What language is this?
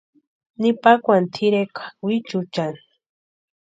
Western Highland Purepecha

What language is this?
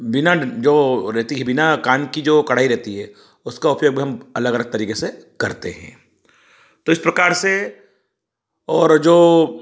Hindi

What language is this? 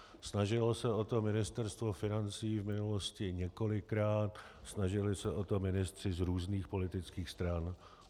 Czech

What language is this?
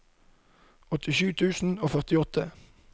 Norwegian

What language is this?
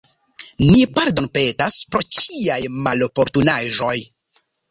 Esperanto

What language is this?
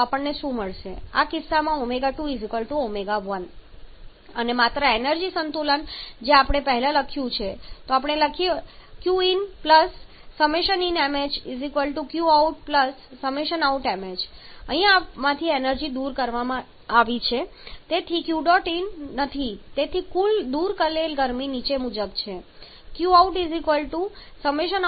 Gujarati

